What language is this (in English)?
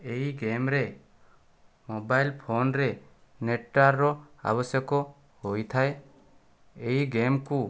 Odia